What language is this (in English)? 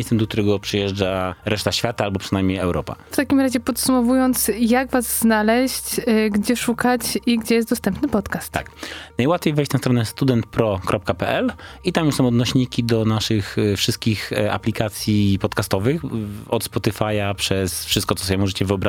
Polish